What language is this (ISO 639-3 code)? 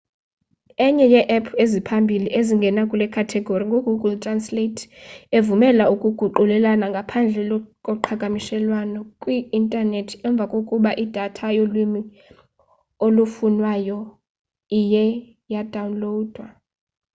xho